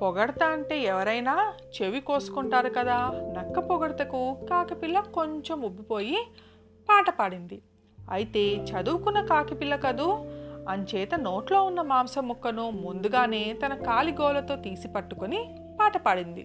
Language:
Telugu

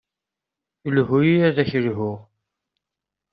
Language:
Kabyle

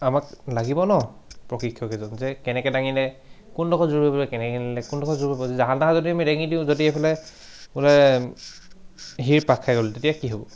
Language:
Assamese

